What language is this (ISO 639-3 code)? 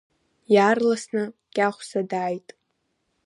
abk